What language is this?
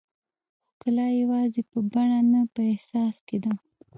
Pashto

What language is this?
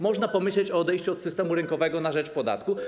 Polish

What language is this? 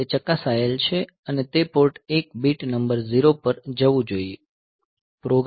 Gujarati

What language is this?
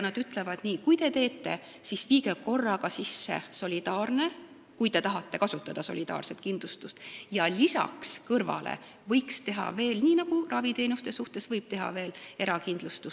Estonian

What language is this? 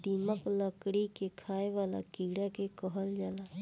Bhojpuri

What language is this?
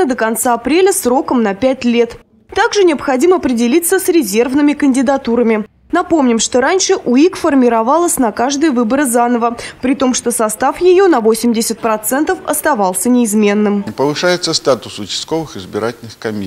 Russian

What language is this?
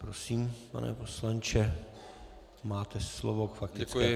Czech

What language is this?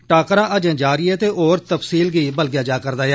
Dogri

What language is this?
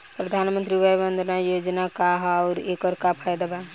Bhojpuri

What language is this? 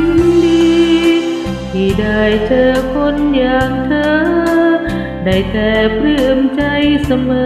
Thai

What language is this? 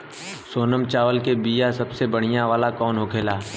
Bhojpuri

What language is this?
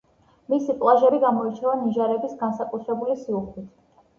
Georgian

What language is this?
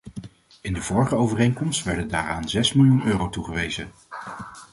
Dutch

